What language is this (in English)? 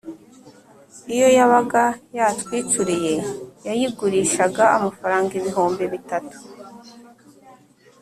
Kinyarwanda